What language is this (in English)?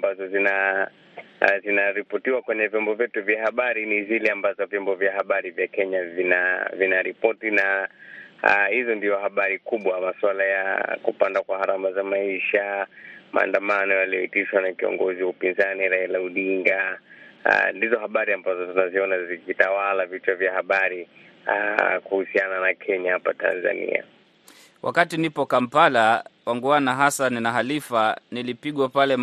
Swahili